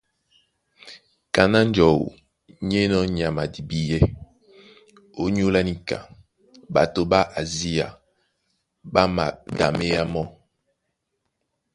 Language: Duala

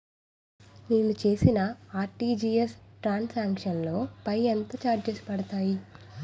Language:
Telugu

